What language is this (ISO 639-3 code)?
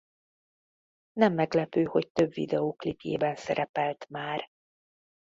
hun